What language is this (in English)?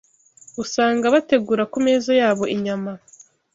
Kinyarwanda